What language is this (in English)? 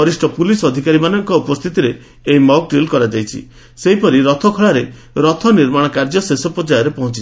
Odia